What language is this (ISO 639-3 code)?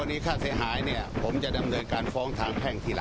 tha